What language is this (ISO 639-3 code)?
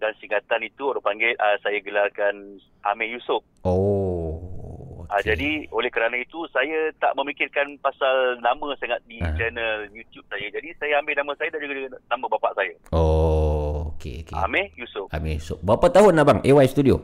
msa